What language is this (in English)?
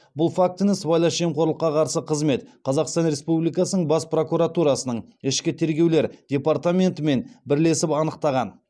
Kazakh